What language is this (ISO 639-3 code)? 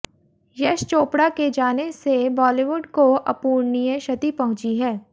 hin